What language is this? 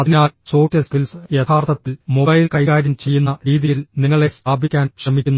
Malayalam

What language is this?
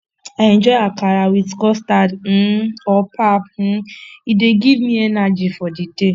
Nigerian Pidgin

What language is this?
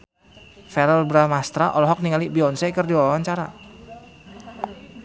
Sundanese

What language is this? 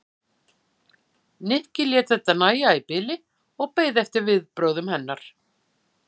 Icelandic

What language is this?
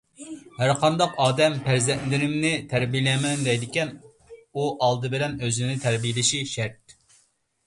Uyghur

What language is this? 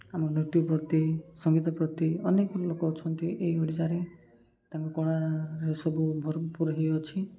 Odia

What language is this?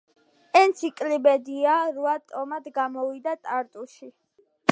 Georgian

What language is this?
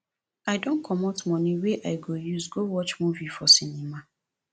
Nigerian Pidgin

